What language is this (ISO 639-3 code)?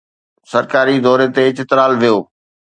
snd